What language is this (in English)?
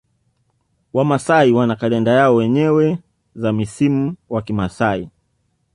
Swahili